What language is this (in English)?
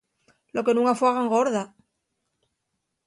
Asturian